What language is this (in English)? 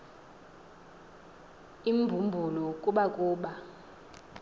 Xhosa